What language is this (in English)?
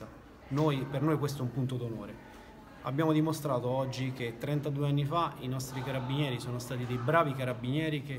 Italian